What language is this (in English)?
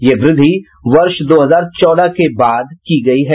Hindi